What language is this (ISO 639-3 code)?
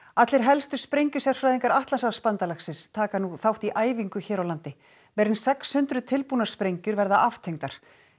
isl